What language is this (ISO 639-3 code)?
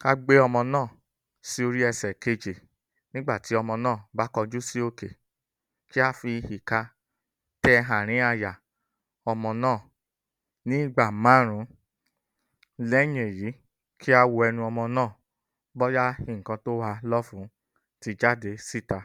yor